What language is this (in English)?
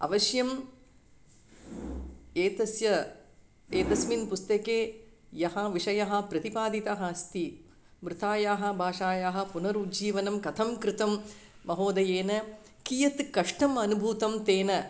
Sanskrit